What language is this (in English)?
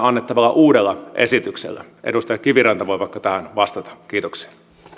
Finnish